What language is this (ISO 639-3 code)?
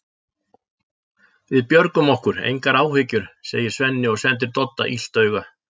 isl